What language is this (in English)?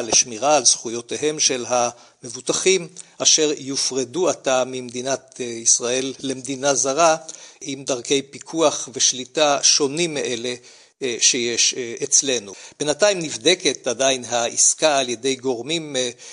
Hebrew